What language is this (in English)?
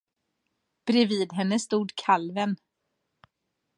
Swedish